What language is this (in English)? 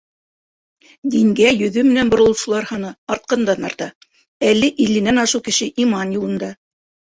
Bashkir